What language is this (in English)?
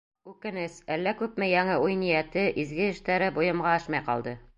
Bashkir